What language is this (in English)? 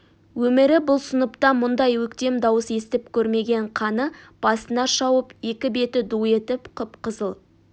Kazakh